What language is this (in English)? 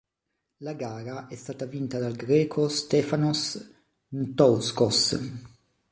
Italian